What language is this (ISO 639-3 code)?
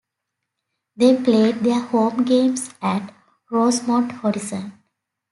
eng